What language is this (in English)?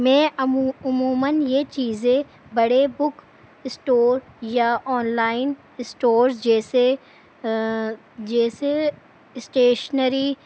Urdu